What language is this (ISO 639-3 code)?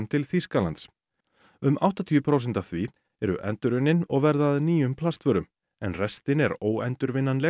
isl